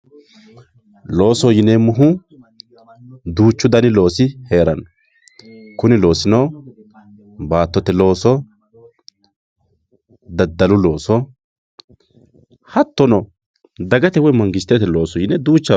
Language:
Sidamo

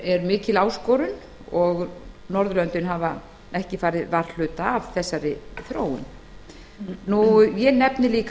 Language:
Icelandic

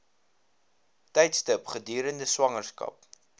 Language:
Afrikaans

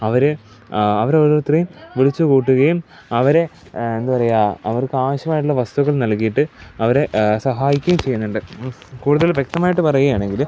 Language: Malayalam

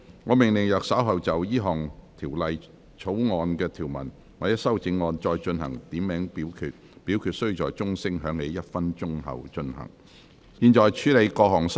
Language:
Cantonese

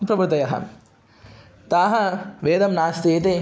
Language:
Sanskrit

